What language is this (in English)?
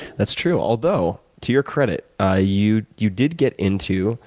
English